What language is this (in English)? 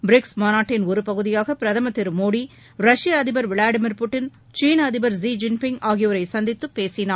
Tamil